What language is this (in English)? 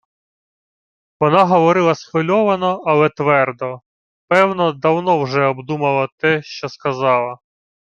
Ukrainian